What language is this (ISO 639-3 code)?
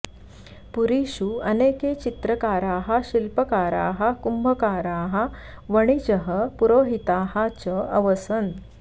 san